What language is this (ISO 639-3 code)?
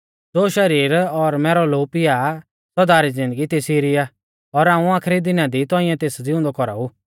bfz